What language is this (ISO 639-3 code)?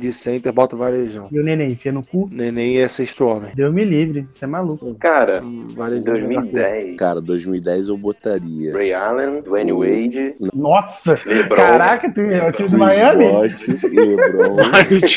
por